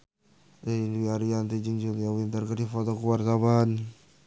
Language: Sundanese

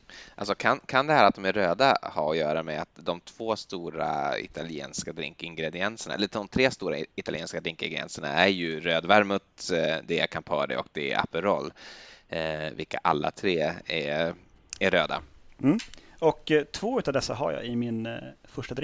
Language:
Swedish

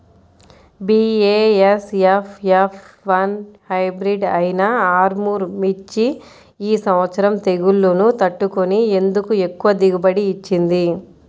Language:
Telugu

